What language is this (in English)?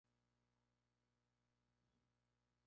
Spanish